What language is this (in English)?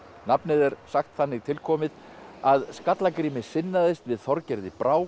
Icelandic